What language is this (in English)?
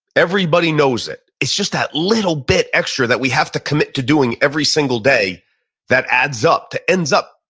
English